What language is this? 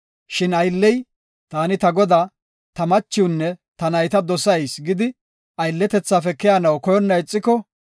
Gofa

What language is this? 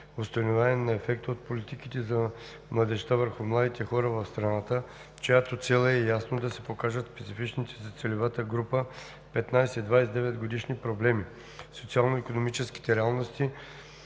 Bulgarian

